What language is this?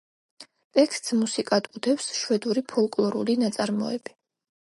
Georgian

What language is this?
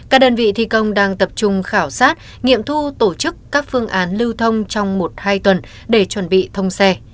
Vietnamese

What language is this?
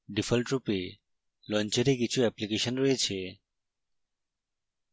Bangla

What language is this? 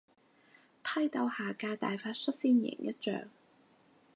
Cantonese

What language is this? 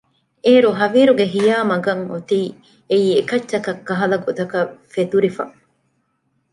Divehi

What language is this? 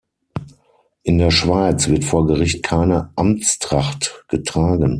German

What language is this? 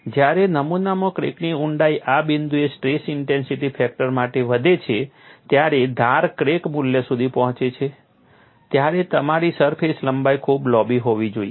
Gujarati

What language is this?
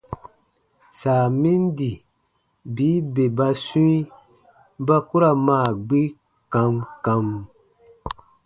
Baatonum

